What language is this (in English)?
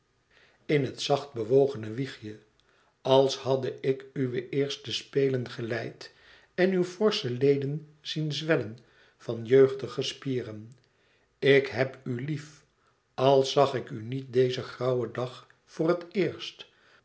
Dutch